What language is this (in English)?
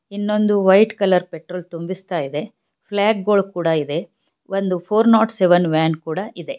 Kannada